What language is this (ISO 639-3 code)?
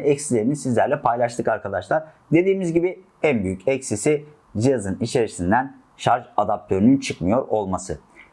tur